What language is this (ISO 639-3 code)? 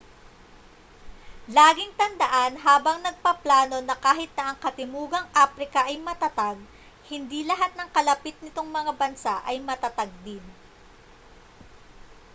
fil